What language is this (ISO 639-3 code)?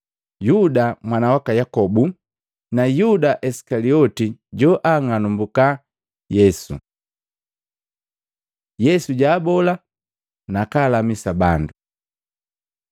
mgv